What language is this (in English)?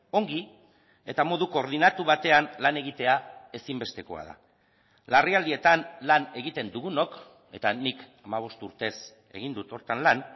Basque